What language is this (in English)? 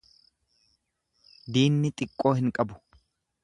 Oromo